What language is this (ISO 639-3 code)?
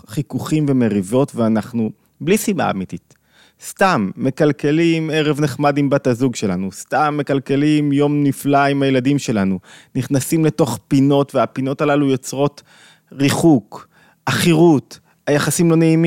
heb